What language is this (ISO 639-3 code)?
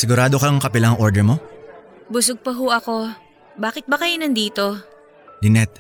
fil